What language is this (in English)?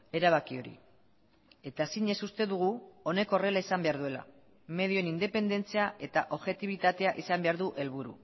Basque